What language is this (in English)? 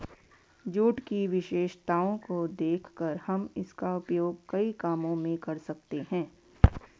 Hindi